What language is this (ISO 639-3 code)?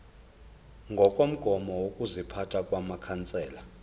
zul